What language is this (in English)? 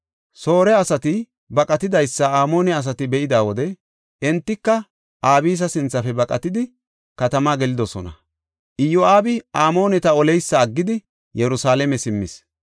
Gofa